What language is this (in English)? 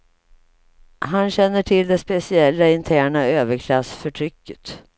Swedish